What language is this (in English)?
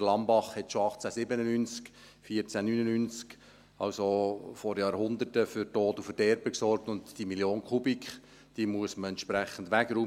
Swiss German